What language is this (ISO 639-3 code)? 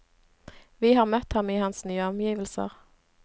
nor